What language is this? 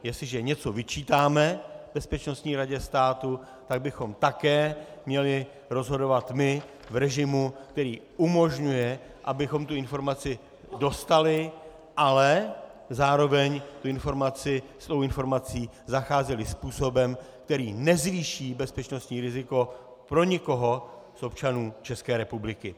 Czech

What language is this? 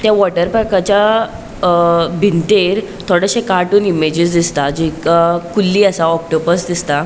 Konkani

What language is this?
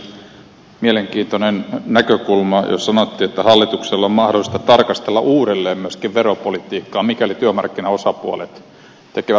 Finnish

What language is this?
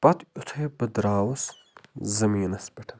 Kashmiri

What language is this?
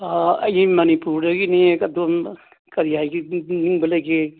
Manipuri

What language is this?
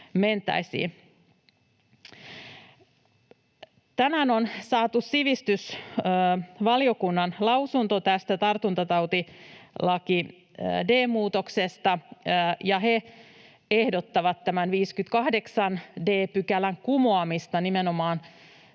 Finnish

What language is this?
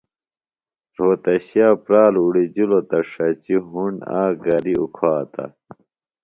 Phalura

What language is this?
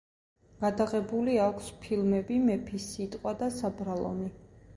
Georgian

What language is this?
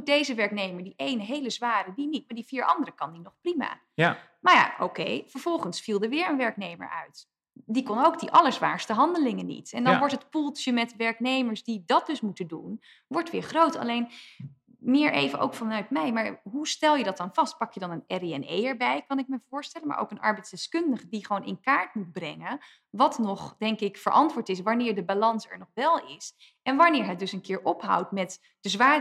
Dutch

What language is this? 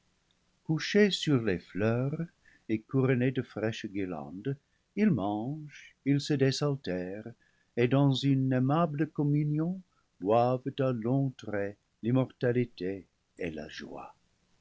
French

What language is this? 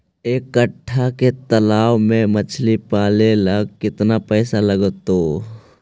Magahi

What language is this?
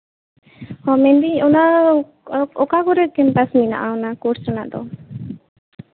Santali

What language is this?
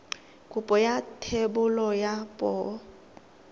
Tswana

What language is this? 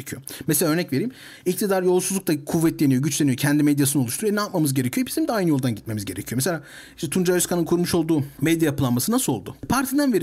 Turkish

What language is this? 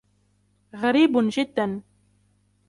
Arabic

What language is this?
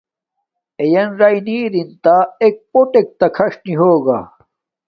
Domaaki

